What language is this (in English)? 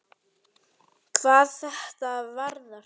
Icelandic